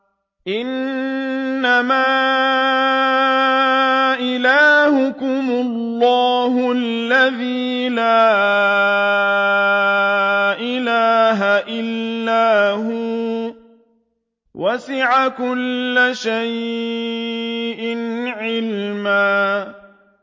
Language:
Arabic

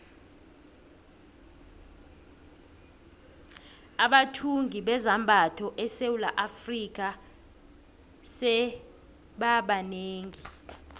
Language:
South Ndebele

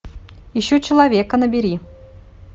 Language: Russian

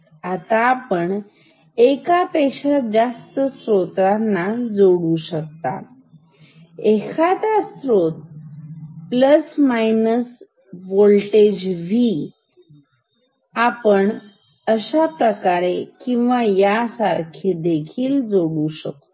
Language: Marathi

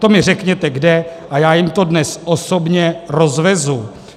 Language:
Czech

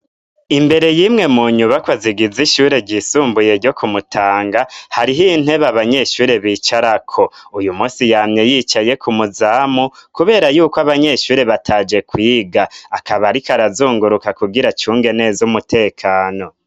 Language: Rundi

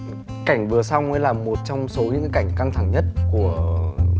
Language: Vietnamese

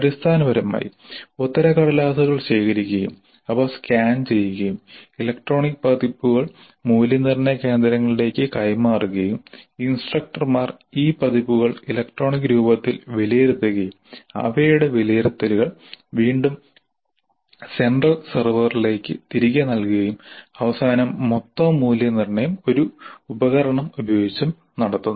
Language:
Malayalam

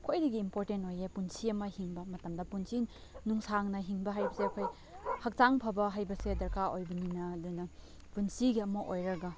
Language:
Manipuri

